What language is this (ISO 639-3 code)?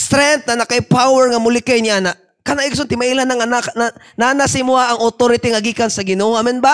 fil